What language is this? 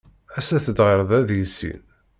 Kabyle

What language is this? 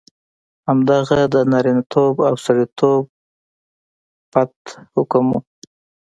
Pashto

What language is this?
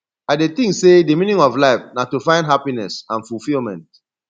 Nigerian Pidgin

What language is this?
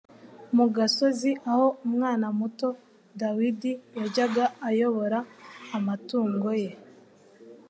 Kinyarwanda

